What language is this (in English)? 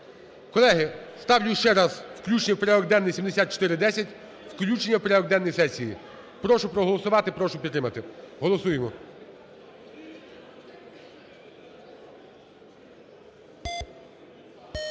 Ukrainian